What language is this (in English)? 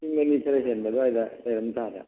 Manipuri